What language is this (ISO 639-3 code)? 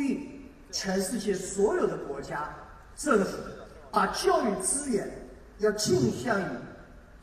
zho